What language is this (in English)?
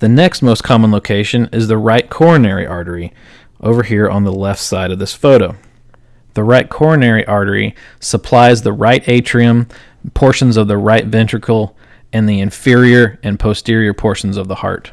English